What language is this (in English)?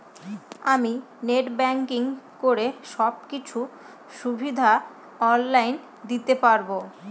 Bangla